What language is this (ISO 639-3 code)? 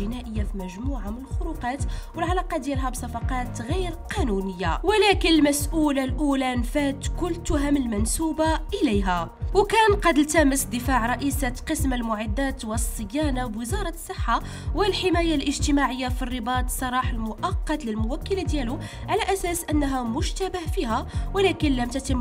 ara